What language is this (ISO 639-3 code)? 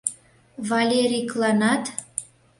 chm